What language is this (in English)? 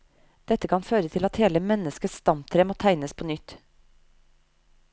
Norwegian